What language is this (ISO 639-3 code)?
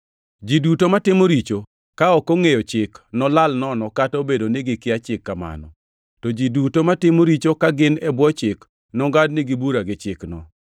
luo